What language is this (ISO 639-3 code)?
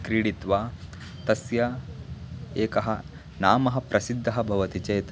san